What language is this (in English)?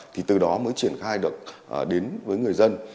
Vietnamese